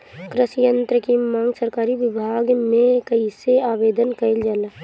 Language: Bhojpuri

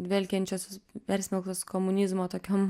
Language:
Lithuanian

